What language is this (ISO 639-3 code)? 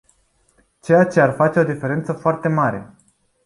ron